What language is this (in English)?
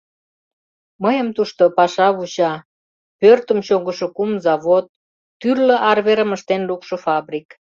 Mari